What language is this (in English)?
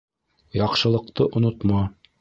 Bashkir